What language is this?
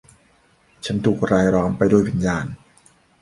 Thai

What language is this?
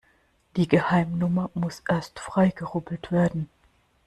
German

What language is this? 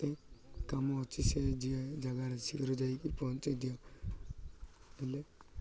Odia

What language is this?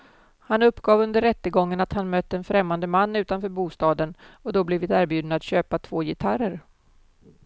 Swedish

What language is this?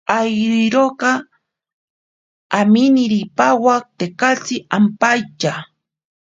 Ashéninka Perené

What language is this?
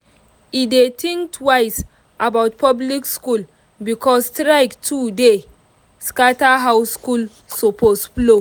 Nigerian Pidgin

